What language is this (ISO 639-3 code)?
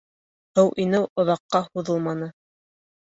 bak